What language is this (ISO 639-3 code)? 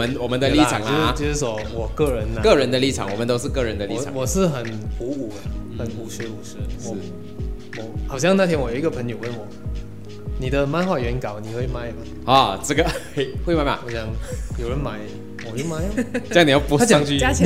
zho